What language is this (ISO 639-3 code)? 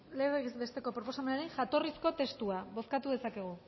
eus